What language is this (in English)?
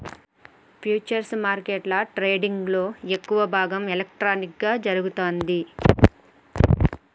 Telugu